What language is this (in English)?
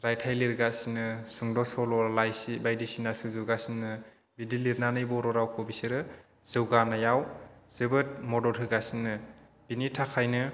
Bodo